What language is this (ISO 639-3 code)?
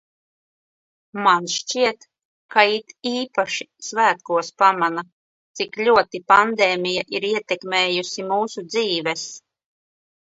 lav